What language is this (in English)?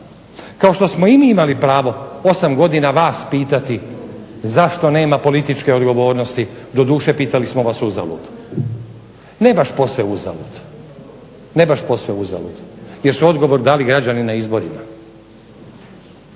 Croatian